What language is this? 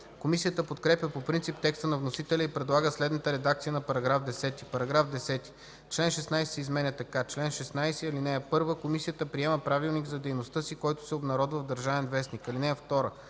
Bulgarian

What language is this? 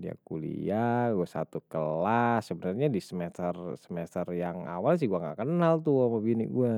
Betawi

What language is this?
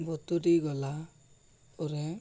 Odia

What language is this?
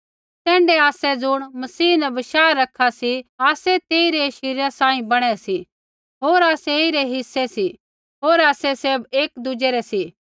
Kullu Pahari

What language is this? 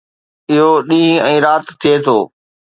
Sindhi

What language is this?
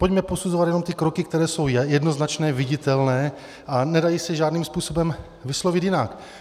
Czech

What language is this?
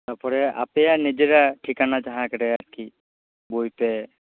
Santali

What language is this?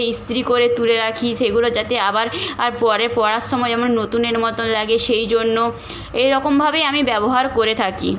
Bangla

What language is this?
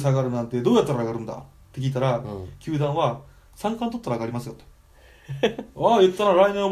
Japanese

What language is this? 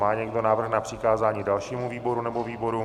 Czech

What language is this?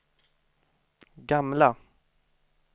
Swedish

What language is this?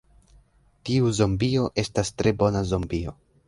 Esperanto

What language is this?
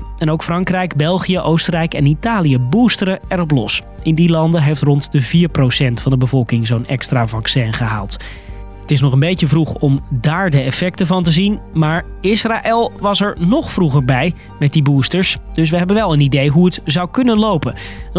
Dutch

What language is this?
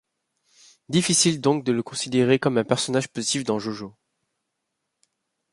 French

